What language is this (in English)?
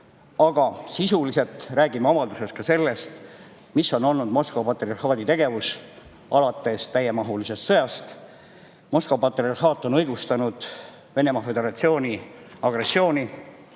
Estonian